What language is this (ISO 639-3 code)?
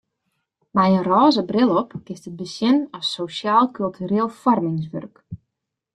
fry